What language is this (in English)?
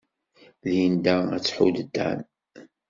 Kabyle